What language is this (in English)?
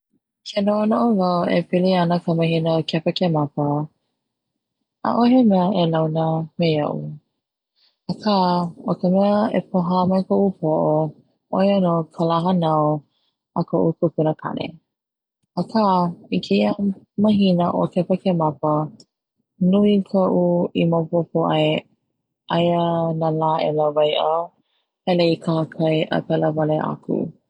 Hawaiian